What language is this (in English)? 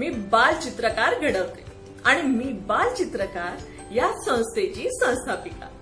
Marathi